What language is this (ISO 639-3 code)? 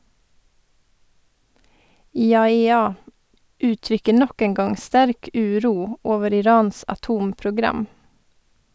nor